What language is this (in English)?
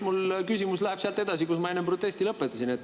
Estonian